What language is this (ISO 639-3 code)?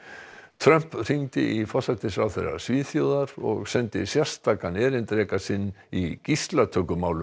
isl